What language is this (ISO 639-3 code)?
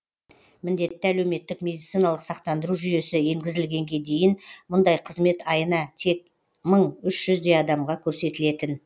kaz